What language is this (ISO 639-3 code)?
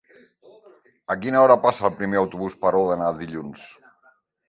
cat